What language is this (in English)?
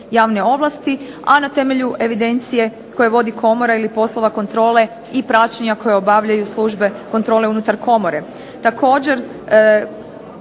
Croatian